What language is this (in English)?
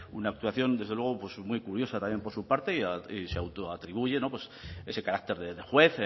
Spanish